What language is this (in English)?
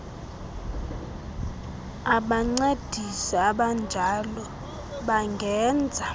Xhosa